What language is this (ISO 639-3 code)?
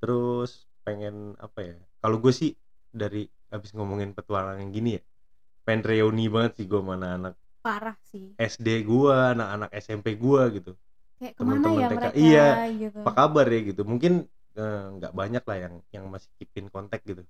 ind